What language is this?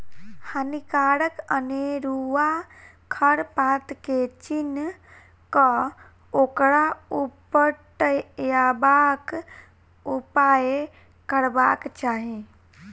Maithili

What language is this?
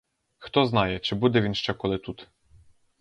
Ukrainian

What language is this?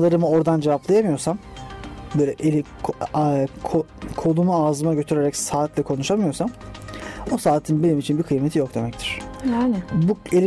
Turkish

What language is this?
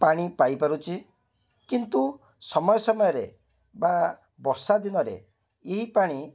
Odia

